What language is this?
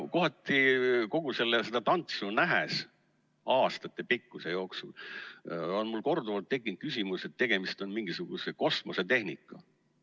Estonian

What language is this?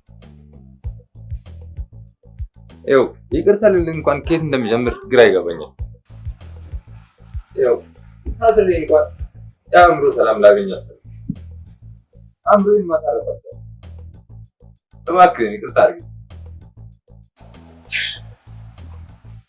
Amharic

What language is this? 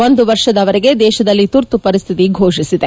Kannada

